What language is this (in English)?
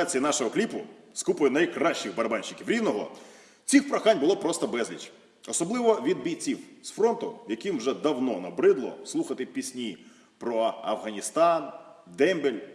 Russian